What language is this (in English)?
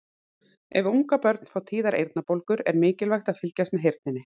Icelandic